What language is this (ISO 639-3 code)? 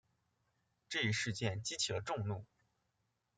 zho